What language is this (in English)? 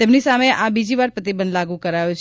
Gujarati